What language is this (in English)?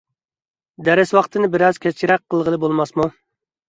Uyghur